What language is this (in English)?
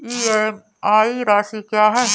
Hindi